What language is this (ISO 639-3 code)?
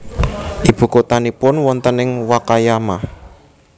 jav